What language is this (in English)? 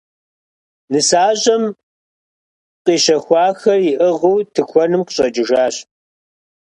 Kabardian